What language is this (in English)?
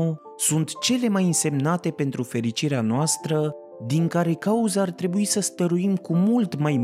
Romanian